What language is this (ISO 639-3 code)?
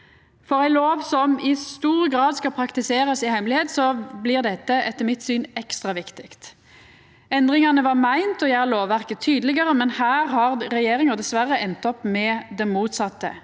nor